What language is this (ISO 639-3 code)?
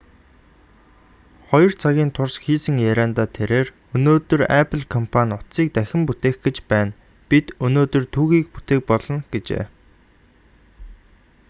mon